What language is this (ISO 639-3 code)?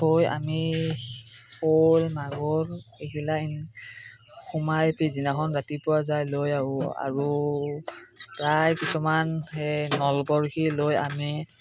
asm